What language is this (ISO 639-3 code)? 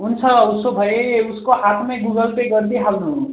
nep